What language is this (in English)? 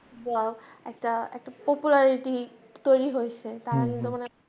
Bangla